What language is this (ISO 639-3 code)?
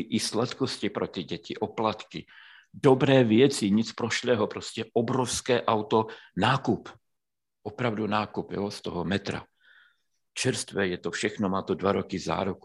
ces